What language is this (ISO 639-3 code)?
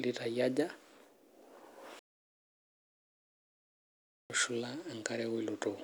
mas